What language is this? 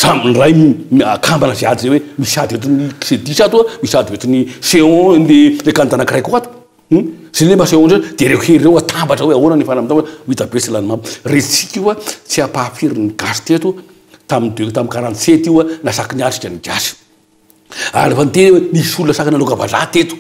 Romanian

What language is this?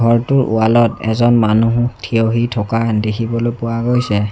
Assamese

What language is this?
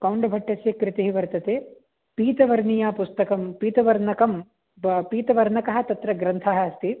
Sanskrit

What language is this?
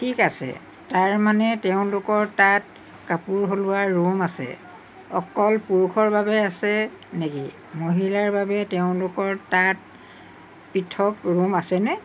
Assamese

